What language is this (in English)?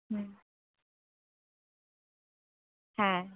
Bangla